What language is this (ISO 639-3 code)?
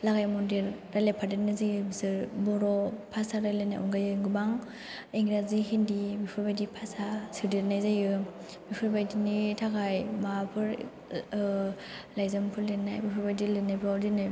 brx